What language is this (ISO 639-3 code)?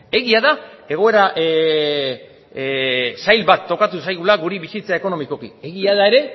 eus